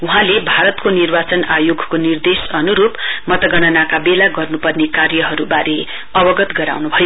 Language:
Nepali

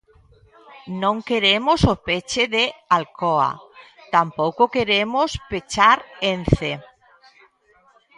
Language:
Galician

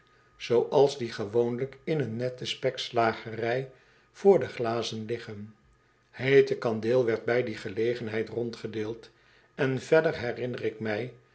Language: Dutch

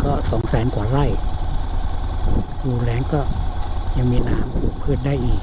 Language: Thai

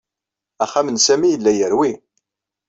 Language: Kabyle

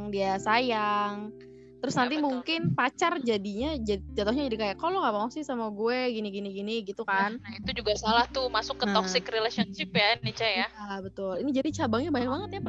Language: Indonesian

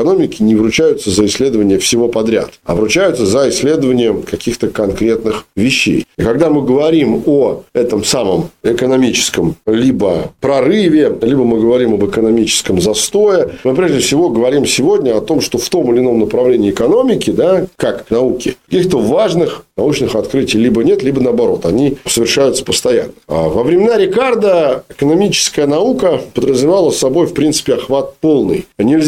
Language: Russian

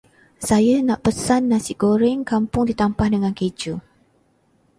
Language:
Malay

